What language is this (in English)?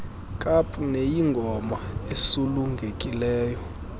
Xhosa